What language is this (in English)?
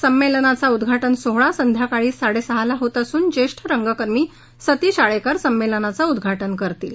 Marathi